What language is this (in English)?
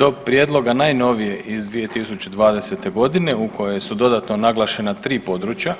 Croatian